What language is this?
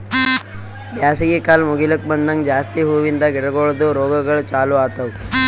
Kannada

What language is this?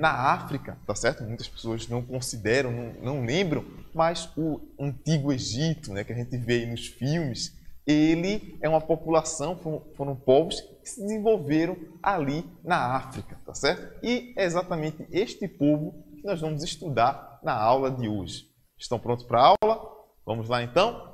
Portuguese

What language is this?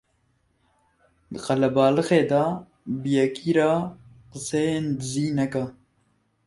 Kurdish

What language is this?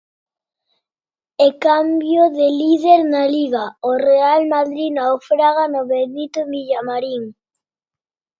Galician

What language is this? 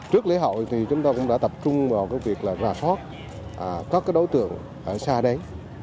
Vietnamese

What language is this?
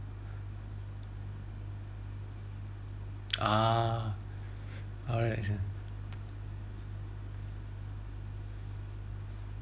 English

